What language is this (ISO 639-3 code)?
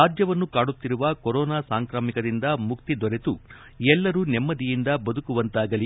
kan